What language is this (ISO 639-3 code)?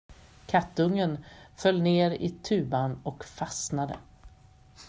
swe